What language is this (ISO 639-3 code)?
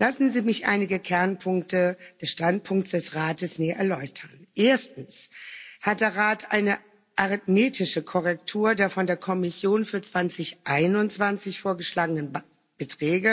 deu